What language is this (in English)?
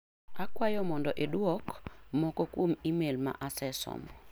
Luo (Kenya and Tanzania)